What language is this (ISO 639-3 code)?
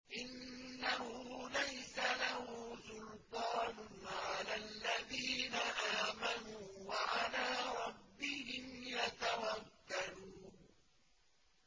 ara